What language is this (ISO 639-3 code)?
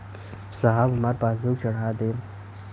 bho